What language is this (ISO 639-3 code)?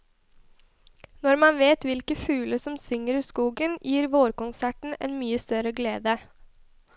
nor